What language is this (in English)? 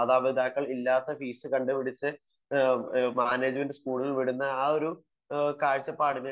Malayalam